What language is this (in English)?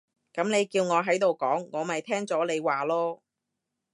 Cantonese